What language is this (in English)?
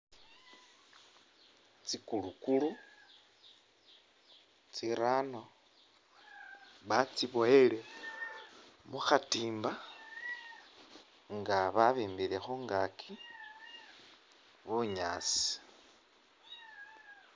Masaaba